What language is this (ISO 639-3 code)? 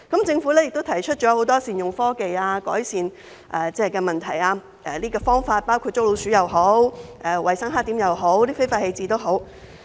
yue